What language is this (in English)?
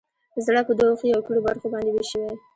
Pashto